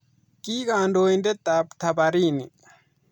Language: Kalenjin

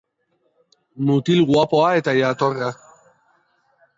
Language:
Basque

